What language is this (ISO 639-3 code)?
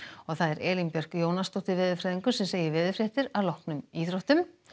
isl